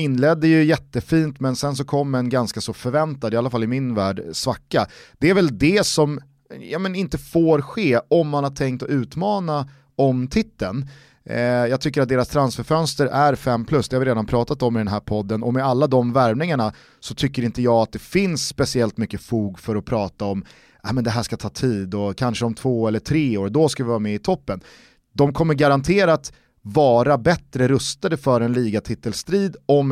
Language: Swedish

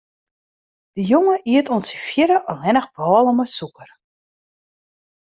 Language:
Western Frisian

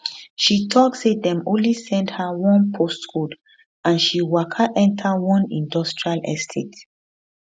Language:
Nigerian Pidgin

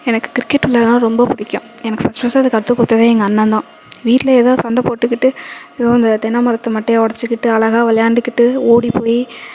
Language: Tamil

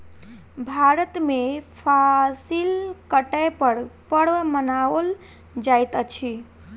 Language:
Maithili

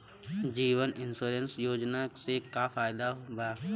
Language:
Bhojpuri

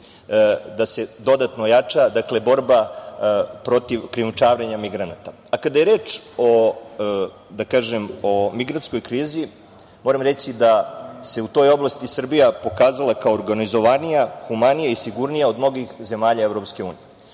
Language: Serbian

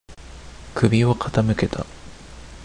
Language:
Japanese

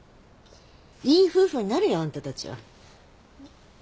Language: Japanese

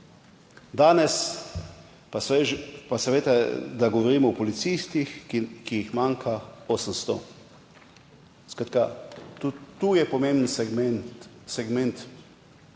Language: Slovenian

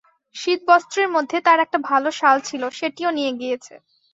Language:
Bangla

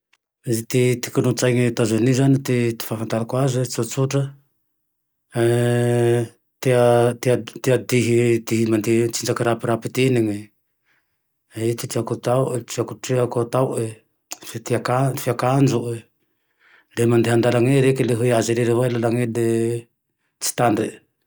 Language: Tandroy-Mahafaly Malagasy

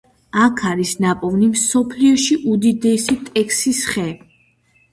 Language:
Georgian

